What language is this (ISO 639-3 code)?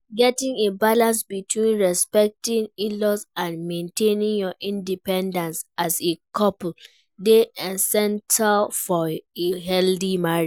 pcm